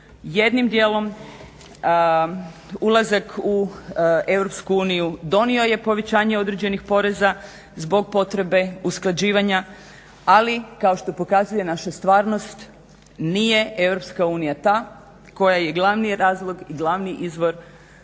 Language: Croatian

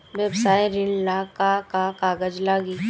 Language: Bhojpuri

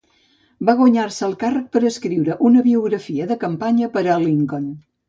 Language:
Catalan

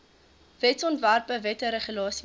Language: Afrikaans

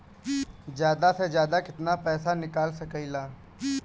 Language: Bhojpuri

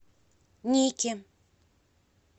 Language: Russian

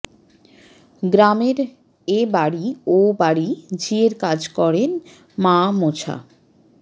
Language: Bangla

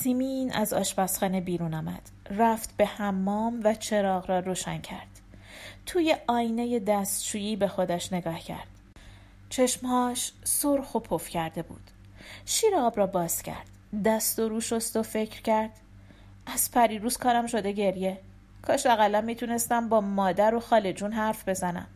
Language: Persian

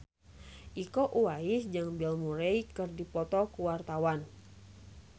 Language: Sundanese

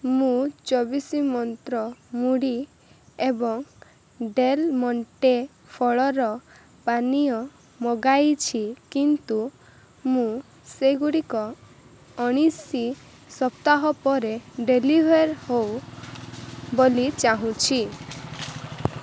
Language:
Odia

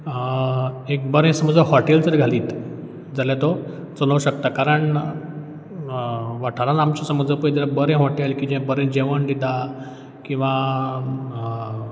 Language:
Konkani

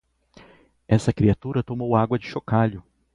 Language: Portuguese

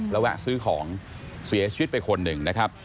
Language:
Thai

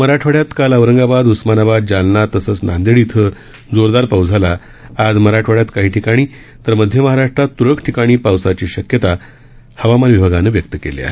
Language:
Marathi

